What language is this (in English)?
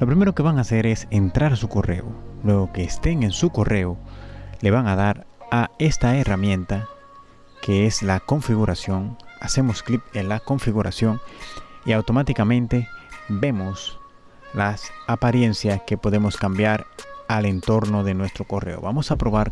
Spanish